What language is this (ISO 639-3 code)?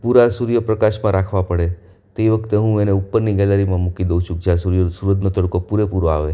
guj